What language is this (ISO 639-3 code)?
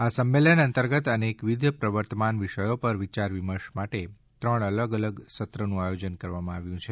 guj